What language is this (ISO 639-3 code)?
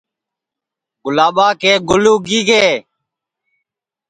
ssi